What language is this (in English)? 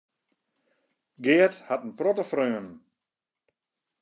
Western Frisian